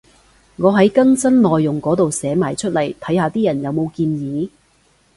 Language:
Cantonese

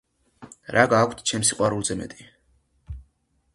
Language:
Georgian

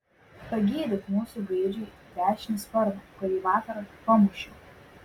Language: Lithuanian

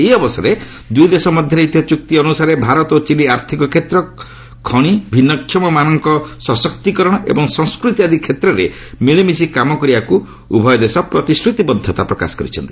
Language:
Odia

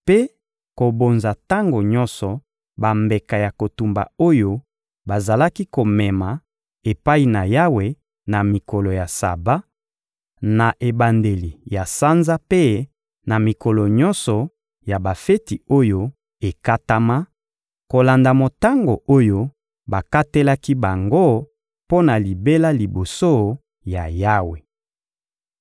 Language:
Lingala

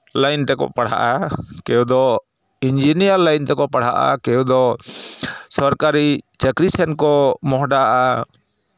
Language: Santali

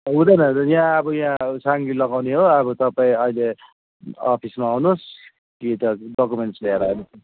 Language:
Nepali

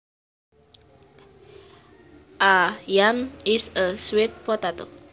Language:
Javanese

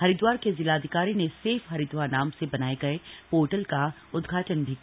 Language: Hindi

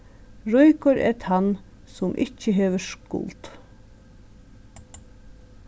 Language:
Faroese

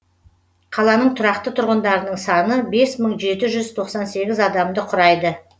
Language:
Kazakh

